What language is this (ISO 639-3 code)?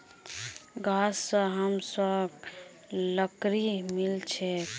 mag